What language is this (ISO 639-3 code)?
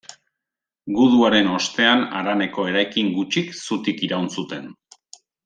eus